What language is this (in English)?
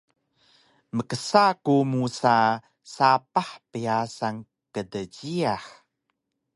Taroko